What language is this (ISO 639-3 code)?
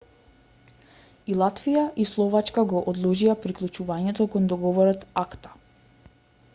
mkd